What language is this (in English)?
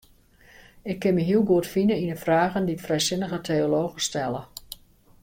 Western Frisian